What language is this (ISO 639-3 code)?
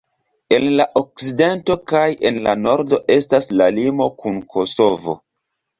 epo